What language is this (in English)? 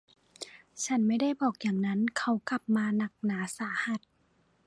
Thai